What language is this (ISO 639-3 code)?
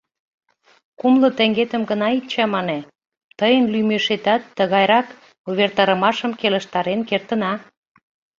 chm